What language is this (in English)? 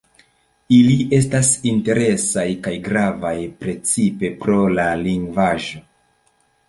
Esperanto